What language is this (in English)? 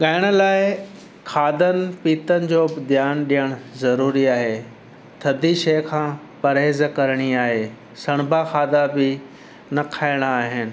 Sindhi